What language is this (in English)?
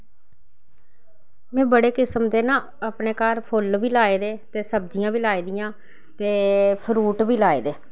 Dogri